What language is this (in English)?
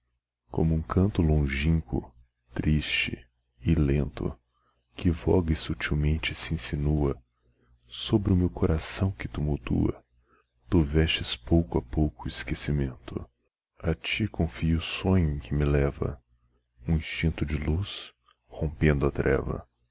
Portuguese